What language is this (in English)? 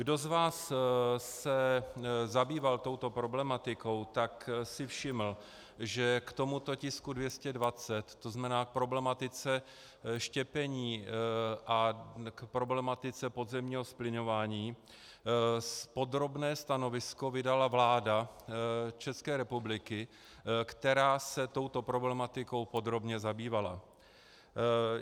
Czech